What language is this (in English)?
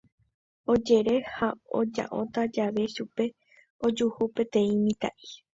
Guarani